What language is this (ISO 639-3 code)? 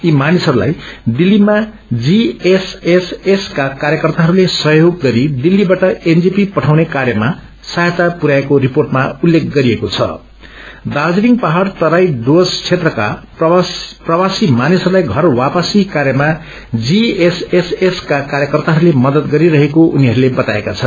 nep